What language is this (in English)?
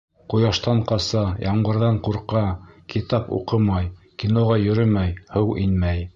Bashkir